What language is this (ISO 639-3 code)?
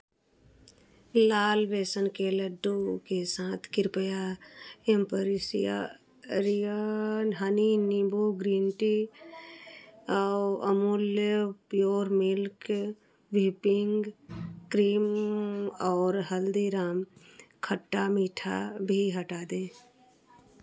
hin